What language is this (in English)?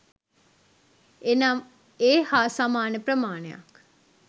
Sinhala